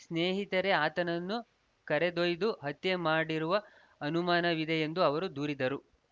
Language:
Kannada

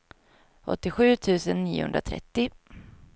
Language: Swedish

